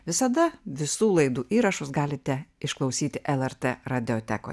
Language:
Lithuanian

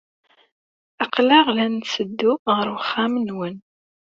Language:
Kabyle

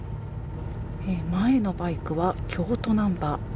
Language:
Japanese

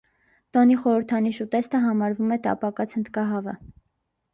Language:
Armenian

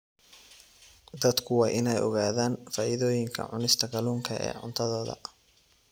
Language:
Somali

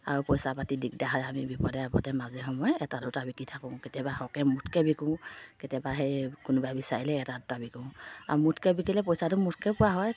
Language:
Assamese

